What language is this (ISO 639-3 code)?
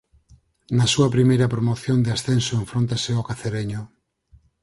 glg